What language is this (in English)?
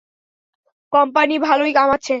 Bangla